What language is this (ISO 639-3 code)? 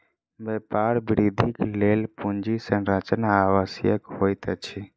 mai